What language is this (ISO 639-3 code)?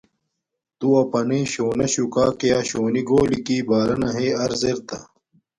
dmk